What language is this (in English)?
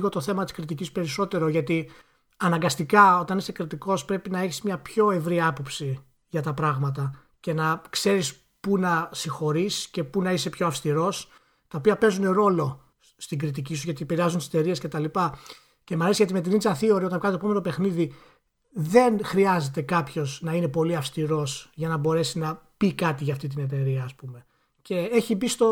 Greek